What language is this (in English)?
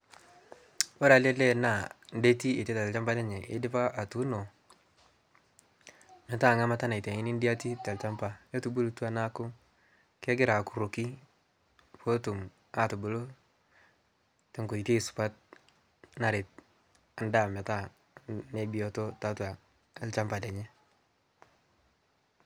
Masai